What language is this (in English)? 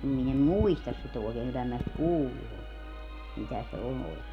Finnish